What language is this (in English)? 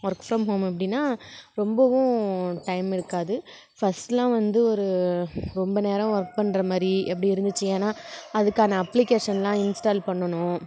Tamil